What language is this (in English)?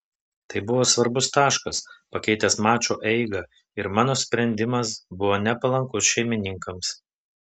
Lithuanian